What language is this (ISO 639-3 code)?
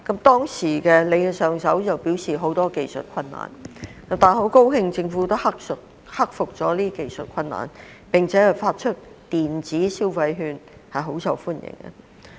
yue